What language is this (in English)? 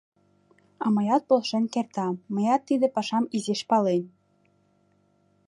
Mari